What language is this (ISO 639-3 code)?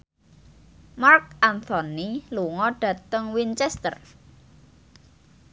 jav